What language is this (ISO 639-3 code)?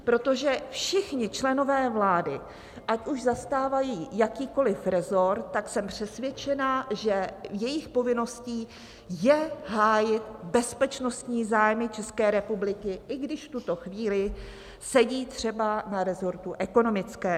ces